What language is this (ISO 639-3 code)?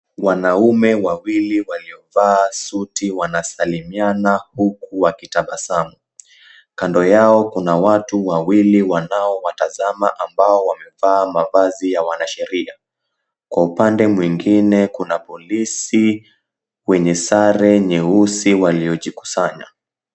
swa